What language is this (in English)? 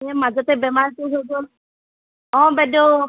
Assamese